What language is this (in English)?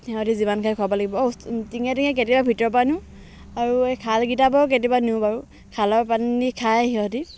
Assamese